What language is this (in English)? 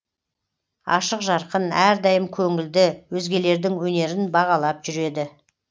Kazakh